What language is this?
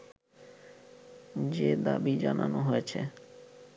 Bangla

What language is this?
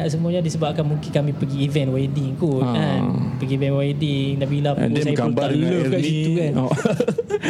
Malay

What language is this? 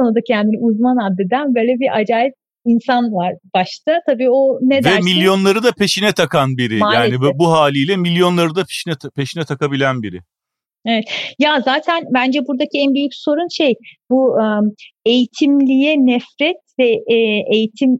Turkish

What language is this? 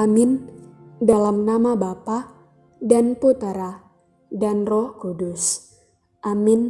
Indonesian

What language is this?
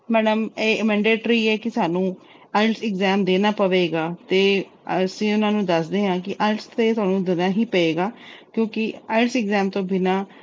Punjabi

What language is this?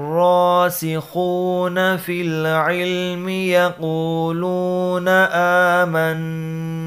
Arabic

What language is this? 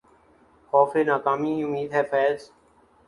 Urdu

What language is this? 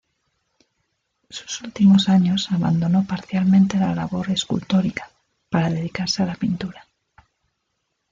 Spanish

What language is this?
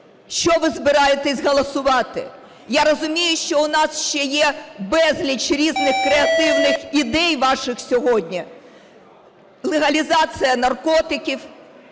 Ukrainian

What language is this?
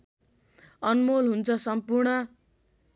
Nepali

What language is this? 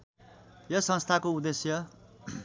Nepali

